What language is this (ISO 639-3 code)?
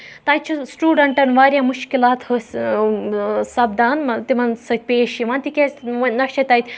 kas